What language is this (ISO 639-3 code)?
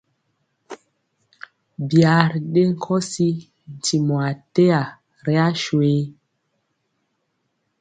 mcx